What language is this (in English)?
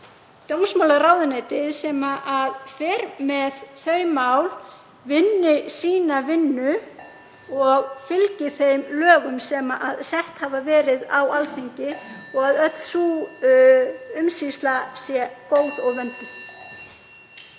Icelandic